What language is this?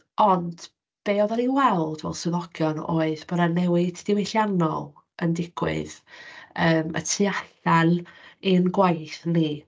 Welsh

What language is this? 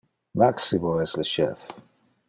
Interlingua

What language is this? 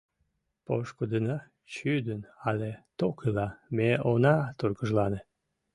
Mari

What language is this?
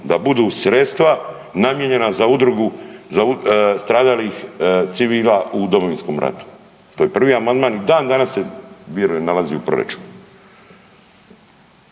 Croatian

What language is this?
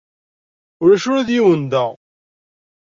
Kabyle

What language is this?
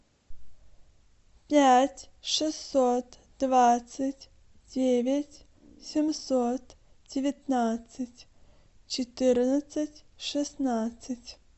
Russian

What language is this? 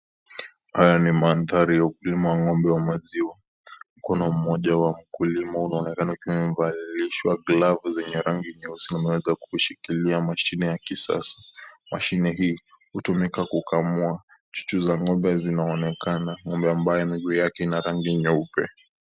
Swahili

